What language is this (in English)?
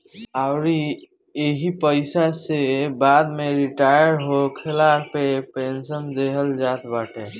Bhojpuri